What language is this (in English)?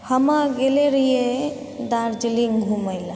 Maithili